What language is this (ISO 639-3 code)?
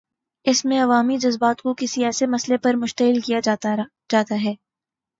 urd